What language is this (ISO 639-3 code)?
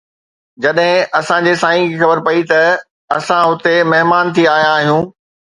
snd